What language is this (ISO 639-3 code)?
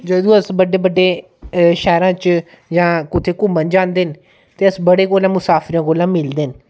doi